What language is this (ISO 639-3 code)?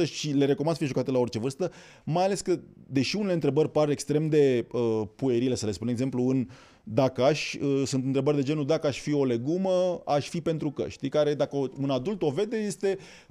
ron